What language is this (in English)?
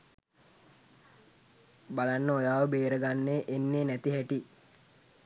Sinhala